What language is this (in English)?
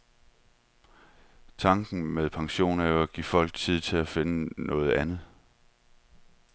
Danish